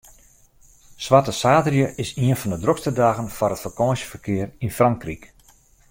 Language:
Western Frisian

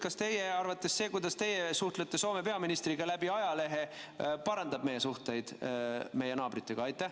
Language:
Estonian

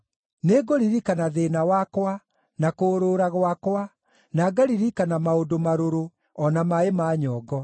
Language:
Kikuyu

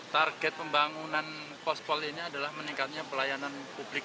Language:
Indonesian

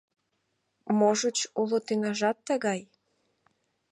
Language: Mari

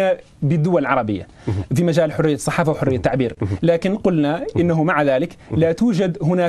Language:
Arabic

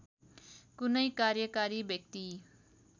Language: Nepali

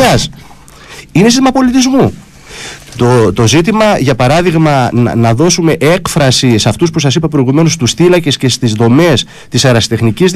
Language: Greek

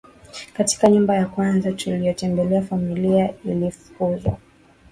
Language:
Swahili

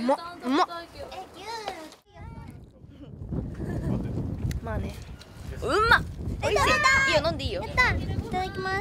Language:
Japanese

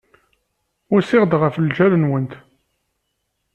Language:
Kabyle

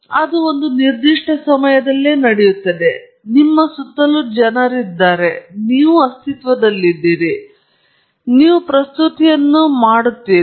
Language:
Kannada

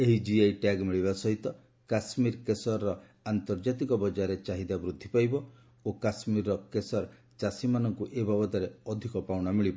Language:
Odia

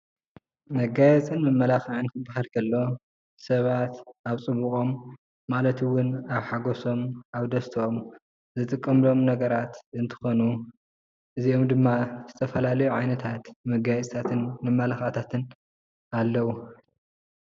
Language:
Tigrinya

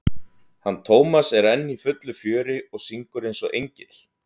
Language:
Icelandic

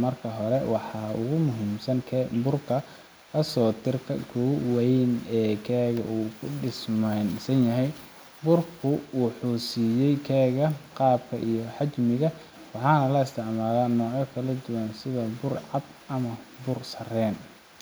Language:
Somali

